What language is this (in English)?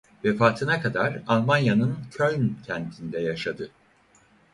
Turkish